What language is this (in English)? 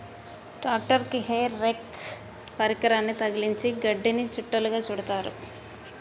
Telugu